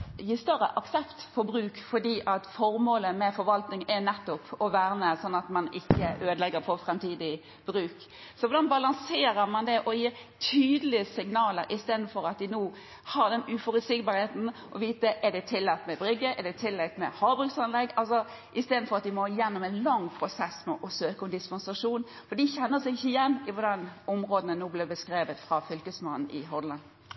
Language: Norwegian Bokmål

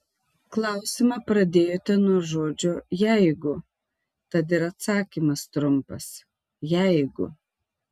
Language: Lithuanian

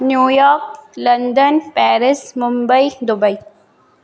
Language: Sindhi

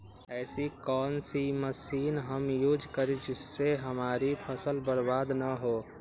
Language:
Magahi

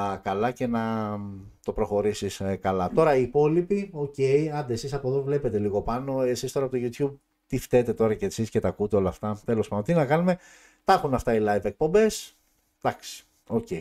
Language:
Greek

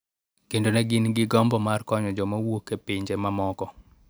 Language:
Luo (Kenya and Tanzania)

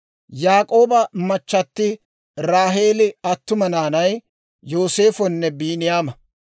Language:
Dawro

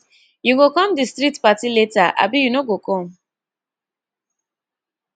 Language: Nigerian Pidgin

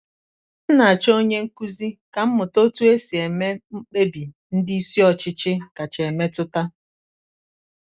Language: Igbo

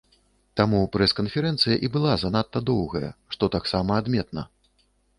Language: Belarusian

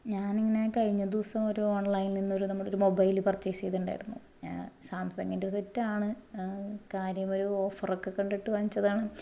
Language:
Malayalam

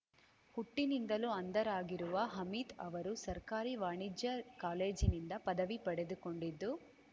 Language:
Kannada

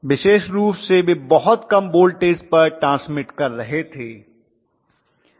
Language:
Hindi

